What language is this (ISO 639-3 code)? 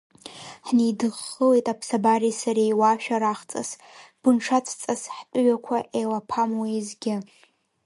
abk